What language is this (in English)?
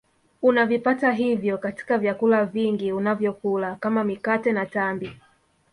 Swahili